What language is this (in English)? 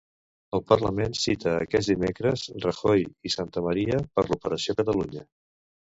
Catalan